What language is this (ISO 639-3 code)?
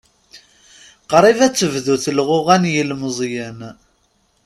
kab